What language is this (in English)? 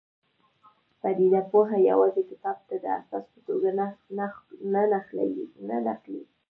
Pashto